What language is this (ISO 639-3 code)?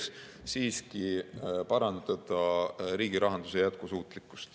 est